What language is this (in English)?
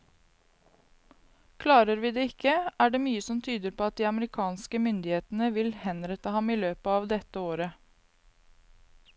Norwegian